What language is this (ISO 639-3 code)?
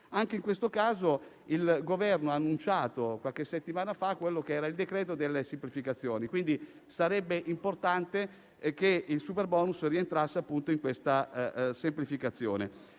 ita